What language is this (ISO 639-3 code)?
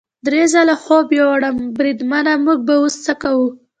pus